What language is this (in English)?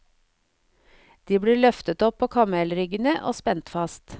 Norwegian